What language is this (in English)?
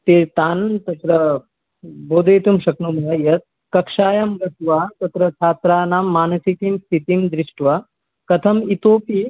Sanskrit